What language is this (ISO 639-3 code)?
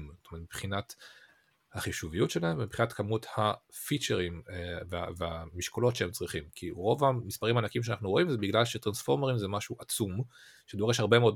heb